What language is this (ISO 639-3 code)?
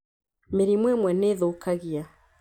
kik